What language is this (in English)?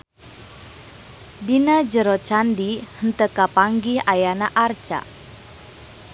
Sundanese